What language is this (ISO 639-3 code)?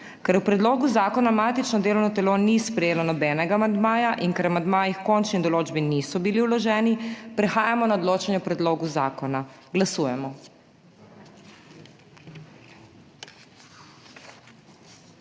slv